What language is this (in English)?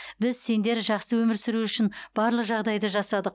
Kazakh